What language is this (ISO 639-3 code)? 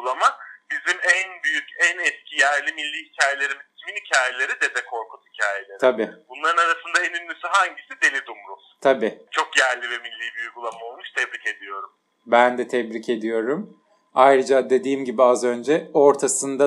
tur